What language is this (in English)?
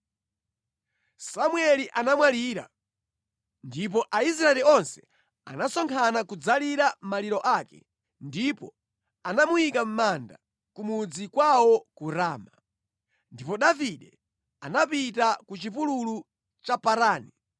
Nyanja